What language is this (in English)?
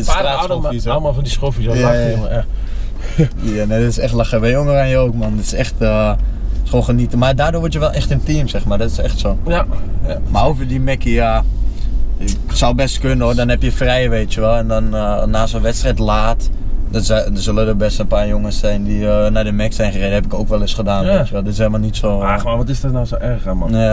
Dutch